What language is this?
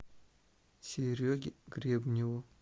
Russian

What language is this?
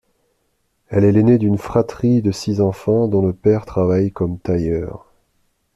French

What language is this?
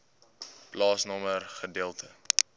Afrikaans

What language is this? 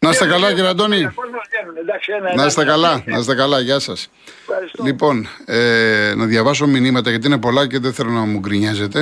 Greek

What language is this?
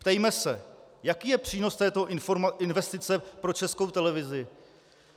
Czech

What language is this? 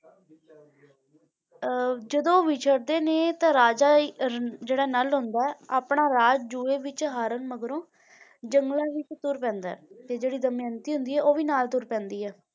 Punjabi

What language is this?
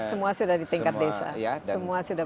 Indonesian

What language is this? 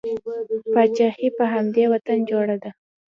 Pashto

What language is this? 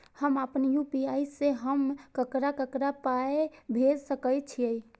Maithili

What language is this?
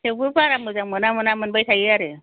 Bodo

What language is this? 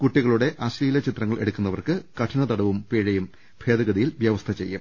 Malayalam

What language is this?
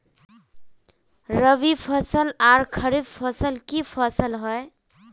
Magahi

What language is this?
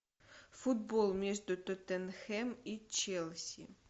Russian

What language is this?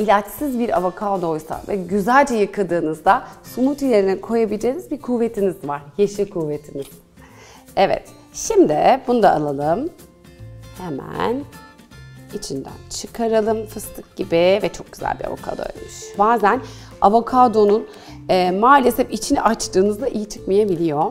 Turkish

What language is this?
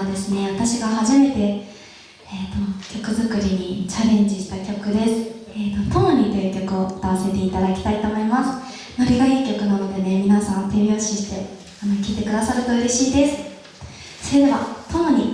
Japanese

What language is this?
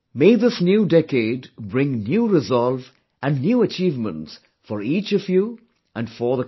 English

